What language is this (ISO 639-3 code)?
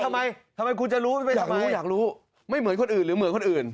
tha